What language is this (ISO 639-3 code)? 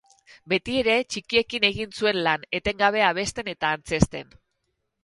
eus